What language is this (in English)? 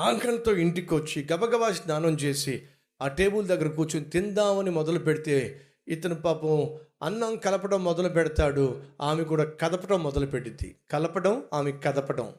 Telugu